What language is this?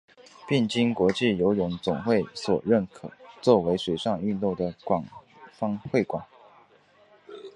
Chinese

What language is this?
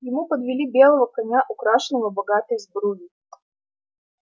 Russian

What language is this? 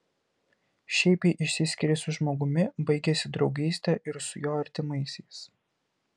Lithuanian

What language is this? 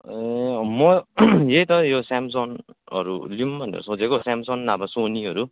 Nepali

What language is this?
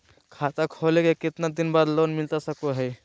Magahi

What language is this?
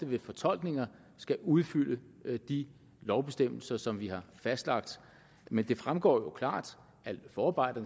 Danish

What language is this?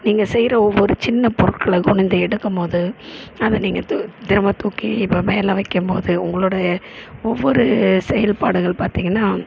Tamil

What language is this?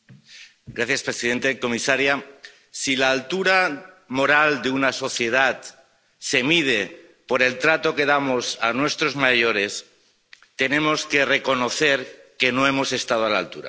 Spanish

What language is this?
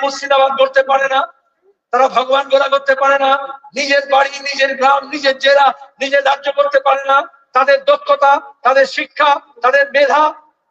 Bangla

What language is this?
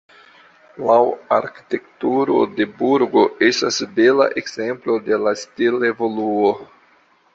Esperanto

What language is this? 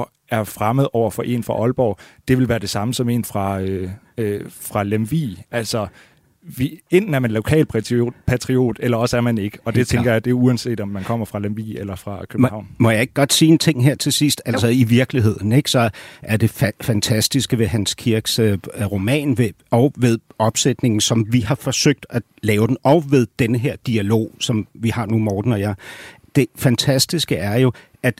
Danish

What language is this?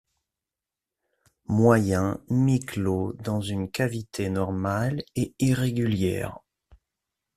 French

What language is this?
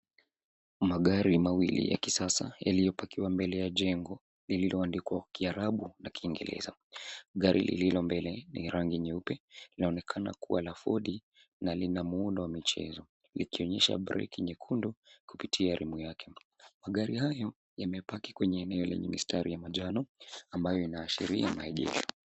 Swahili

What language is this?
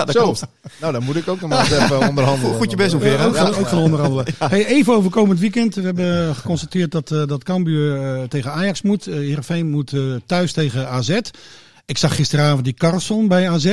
Dutch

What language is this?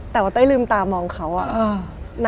Thai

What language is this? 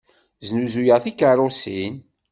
Kabyle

